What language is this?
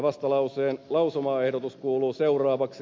Finnish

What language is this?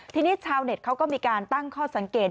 Thai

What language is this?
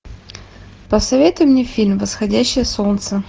Russian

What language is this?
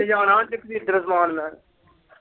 Punjabi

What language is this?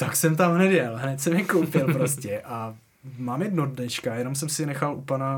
Czech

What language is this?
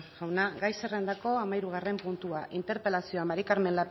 Basque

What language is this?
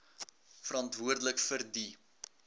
Afrikaans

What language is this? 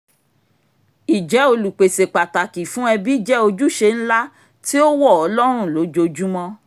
Yoruba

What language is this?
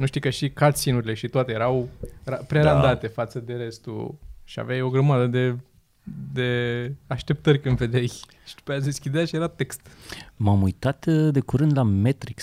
Romanian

